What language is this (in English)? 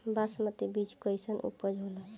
Bhojpuri